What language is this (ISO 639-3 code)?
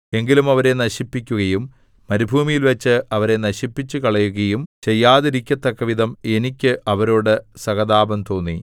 mal